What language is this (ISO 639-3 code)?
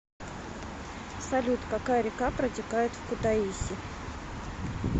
rus